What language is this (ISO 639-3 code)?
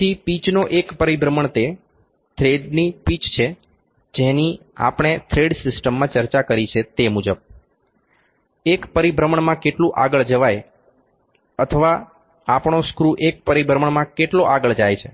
guj